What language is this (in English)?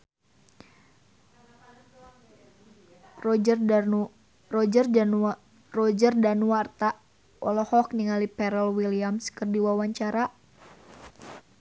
Sundanese